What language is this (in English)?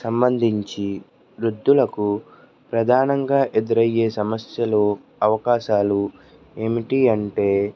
Telugu